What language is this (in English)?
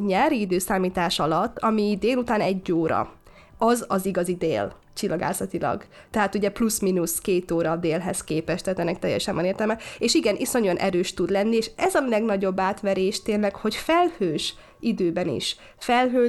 Hungarian